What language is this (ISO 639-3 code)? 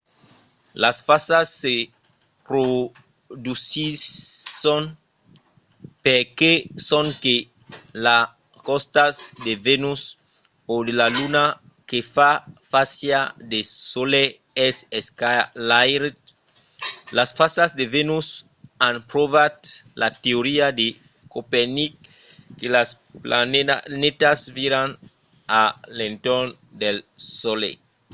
oci